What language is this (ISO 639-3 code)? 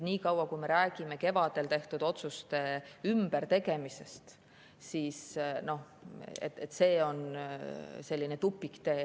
est